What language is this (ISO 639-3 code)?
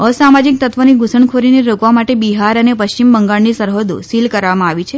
guj